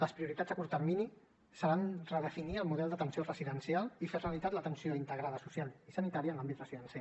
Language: Catalan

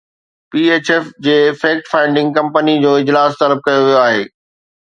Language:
Sindhi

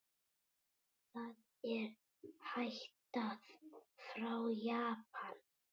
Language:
Icelandic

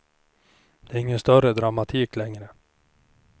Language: Swedish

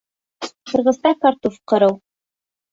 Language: Bashkir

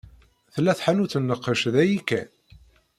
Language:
Kabyle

